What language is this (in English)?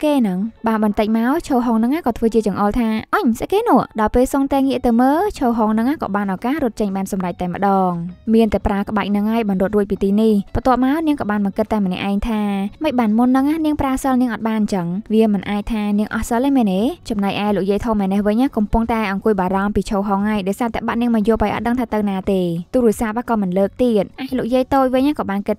Thai